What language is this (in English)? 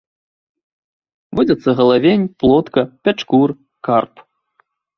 Belarusian